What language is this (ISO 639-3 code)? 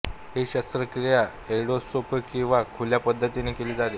mar